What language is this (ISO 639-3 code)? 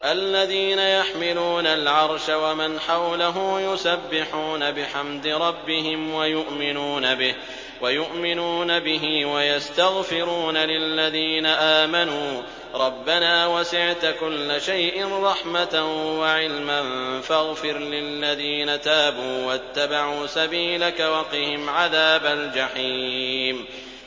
ara